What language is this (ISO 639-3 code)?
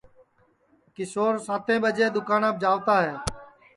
ssi